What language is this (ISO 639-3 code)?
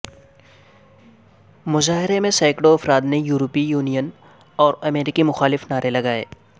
urd